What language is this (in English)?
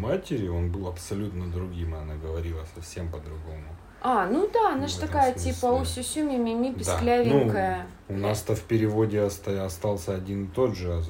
Russian